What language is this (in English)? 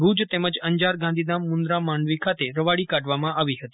Gujarati